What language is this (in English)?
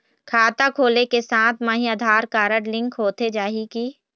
Chhattisgarhi